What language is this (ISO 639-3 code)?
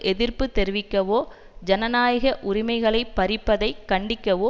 tam